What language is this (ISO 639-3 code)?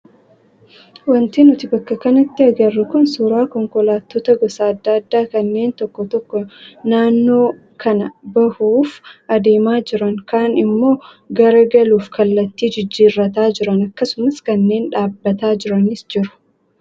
orm